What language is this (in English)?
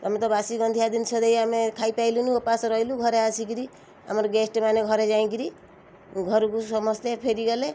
Odia